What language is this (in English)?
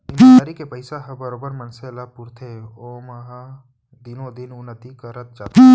Chhattisgarhi